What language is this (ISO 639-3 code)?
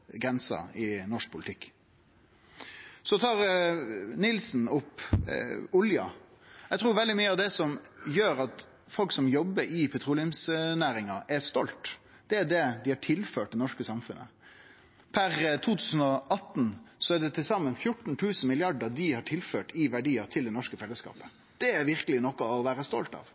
nno